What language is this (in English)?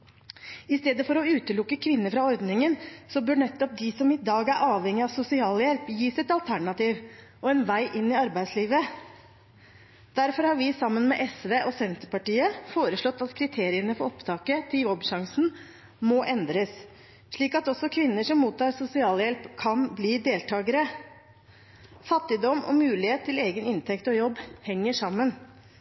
Norwegian Bokmål